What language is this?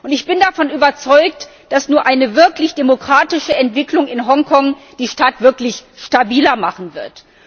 German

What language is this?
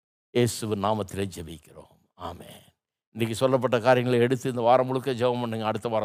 Tamil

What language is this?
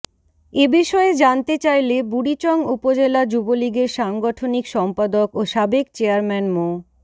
Bangla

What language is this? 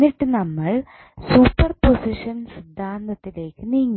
Malayalam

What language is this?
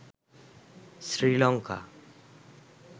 Bangla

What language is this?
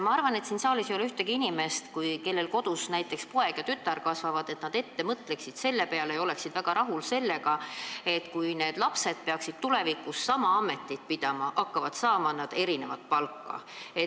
Estonian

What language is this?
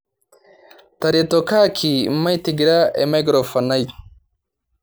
Masai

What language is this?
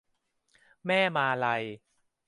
Thai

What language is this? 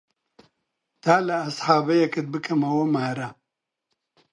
Central Kurdish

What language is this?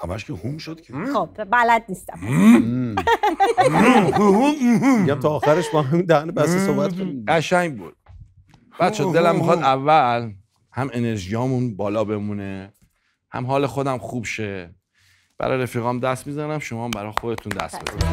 Persian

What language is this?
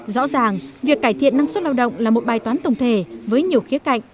Vietnamese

